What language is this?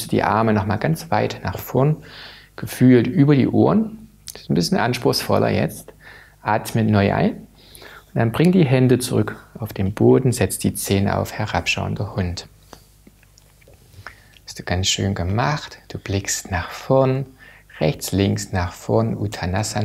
German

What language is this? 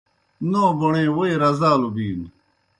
Kohistani Shina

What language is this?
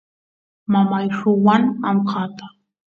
Santiago del Estero Quichua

